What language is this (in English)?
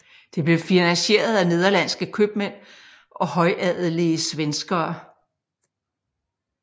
Danish